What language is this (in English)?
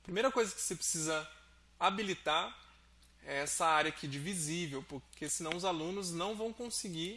Portuguese